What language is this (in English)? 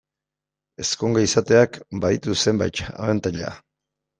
Basque